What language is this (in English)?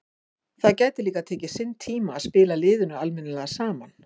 Icelandic